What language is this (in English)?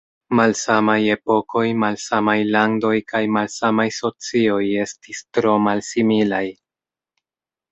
Esperanto